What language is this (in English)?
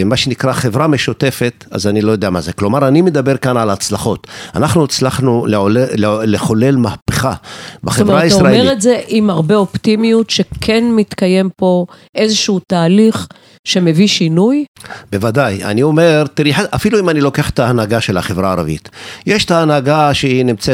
Hebrew